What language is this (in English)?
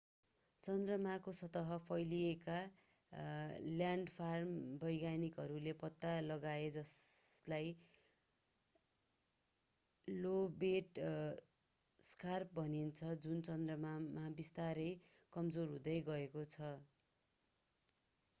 Nepali